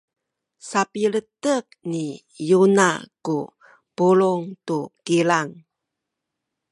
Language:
Sakizaya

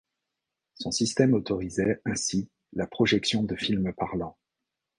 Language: French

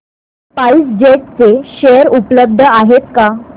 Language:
Marathi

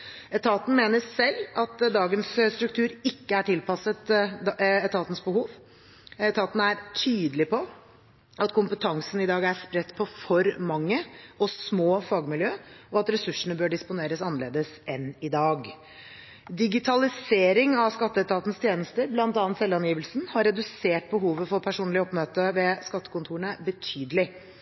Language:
Norwegian Bokmål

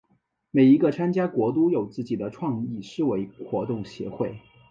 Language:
Chinese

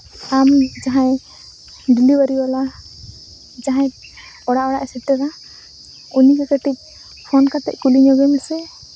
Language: Santali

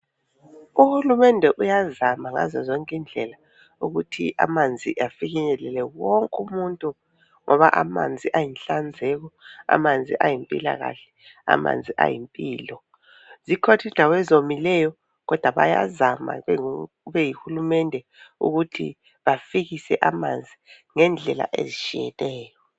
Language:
North Ndebele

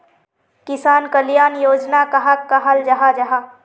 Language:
Magahi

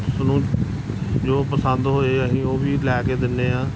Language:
Punjabi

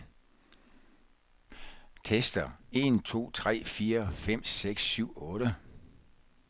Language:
Danish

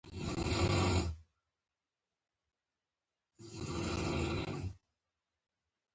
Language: Pashto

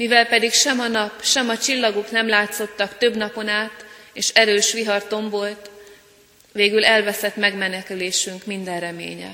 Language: Hungarian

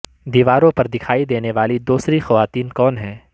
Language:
Urdu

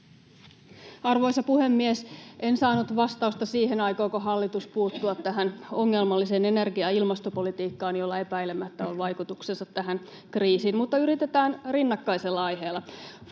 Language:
Finnish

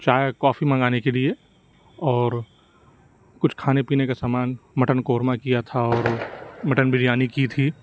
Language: Urdu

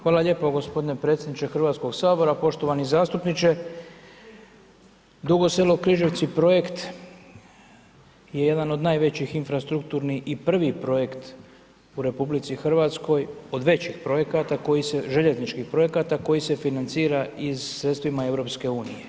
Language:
Croatian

